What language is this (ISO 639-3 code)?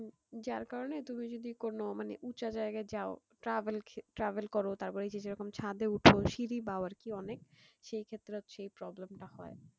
ben